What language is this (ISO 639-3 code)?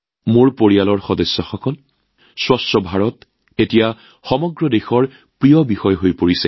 asm